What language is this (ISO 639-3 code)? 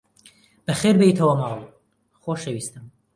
ckb